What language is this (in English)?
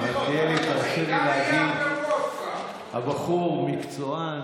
Hebrew